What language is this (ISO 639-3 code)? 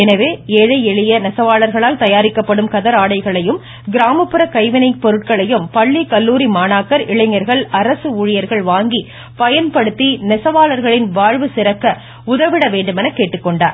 tam